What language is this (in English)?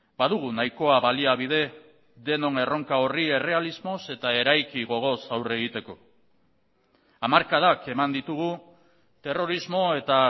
Basque